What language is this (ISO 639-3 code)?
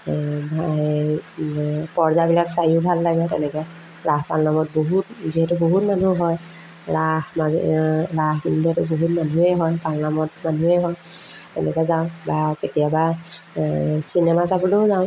asm